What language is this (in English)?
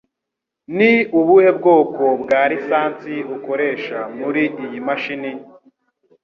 Kinyarwanda